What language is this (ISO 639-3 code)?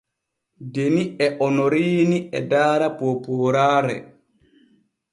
fue